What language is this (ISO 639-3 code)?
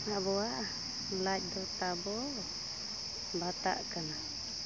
sat